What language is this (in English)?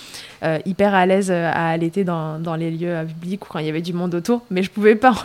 French